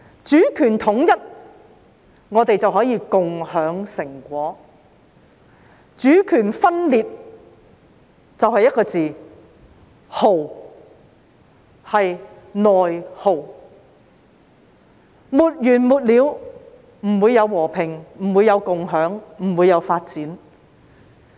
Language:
Cantonese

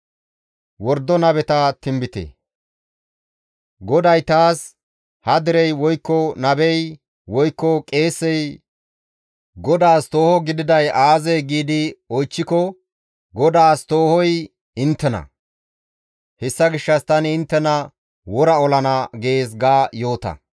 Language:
Gamo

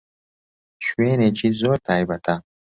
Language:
Central Kurdish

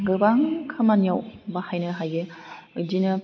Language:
Bodo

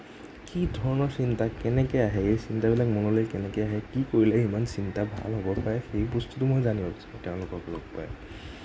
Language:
Assamese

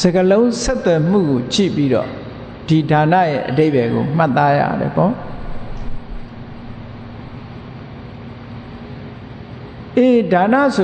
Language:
Burmese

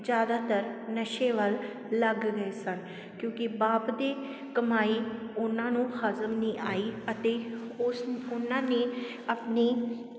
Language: Punjabi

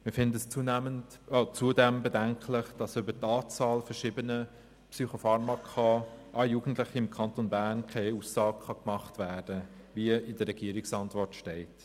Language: Swiss German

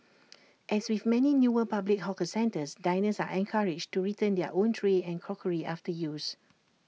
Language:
English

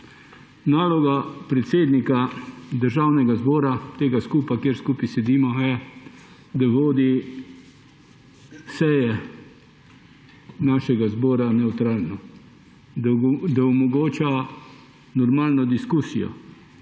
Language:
Slovenian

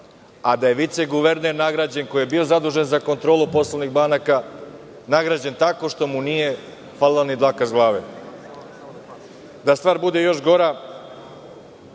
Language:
Serbian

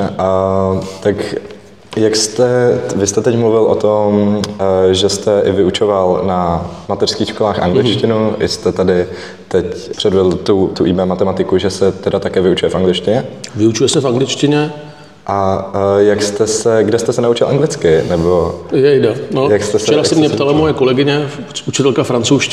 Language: Czech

